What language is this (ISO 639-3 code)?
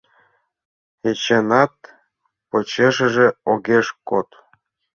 chm